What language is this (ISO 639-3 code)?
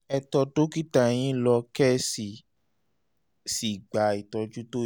yor